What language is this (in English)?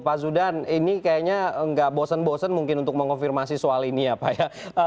Indonesian